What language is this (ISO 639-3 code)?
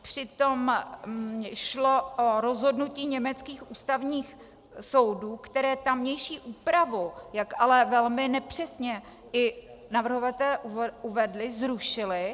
ces